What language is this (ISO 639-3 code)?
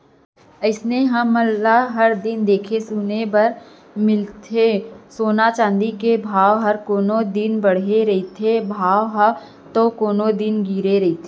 hne